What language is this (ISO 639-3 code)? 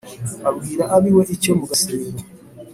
kin